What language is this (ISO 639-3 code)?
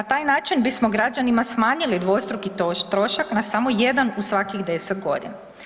hrv